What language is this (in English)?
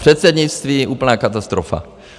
Czech